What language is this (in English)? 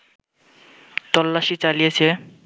Bangla